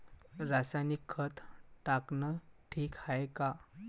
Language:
Marathi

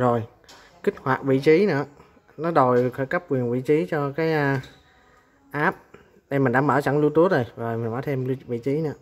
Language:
Vietnamese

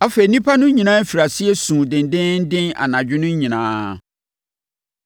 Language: Akan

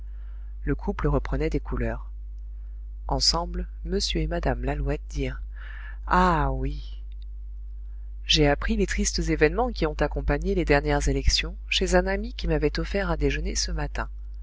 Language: French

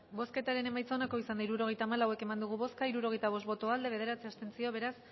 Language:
Basque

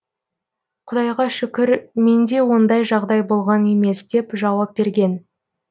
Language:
Kazakh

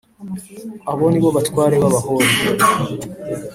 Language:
Kinyarwanda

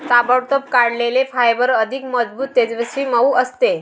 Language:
Marathi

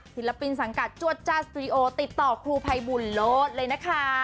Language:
Thai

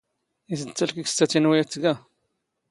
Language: Standard Moroccan Tamazight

